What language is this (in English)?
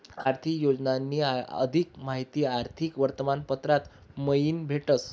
Marathi